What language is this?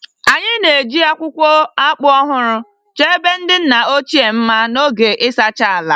Igbo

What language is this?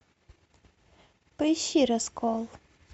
Russian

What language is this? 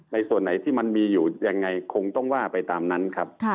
Thai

